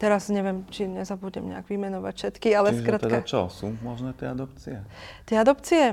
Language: Slovak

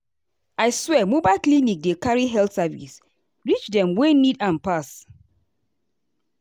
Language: Nigerian Pidgin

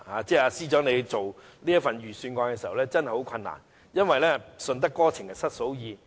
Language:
Cantonese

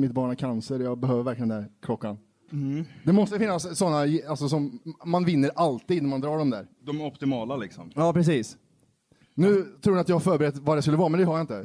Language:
Swedish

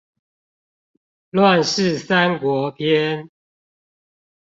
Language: Chinese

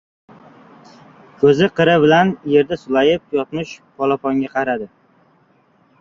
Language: Uzbek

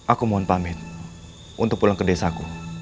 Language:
Indonesian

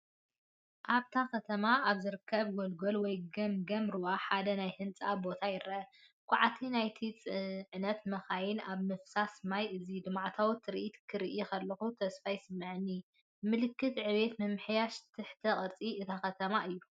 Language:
Tigrinya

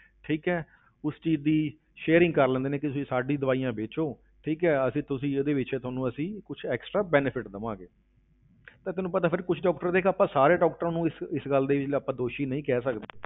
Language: Punjabi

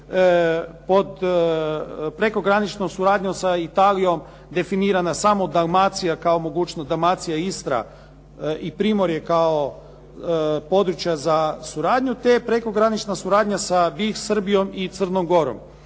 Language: Croatian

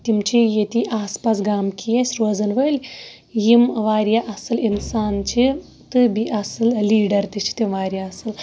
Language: Kashmiri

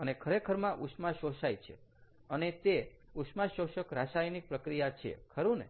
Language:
Gujarati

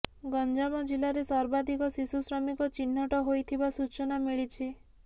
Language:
Odia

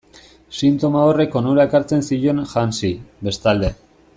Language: Basque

